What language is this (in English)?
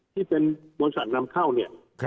Thai